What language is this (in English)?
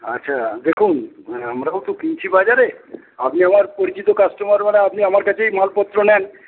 Bangla